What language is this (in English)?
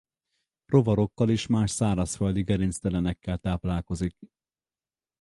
Hungarian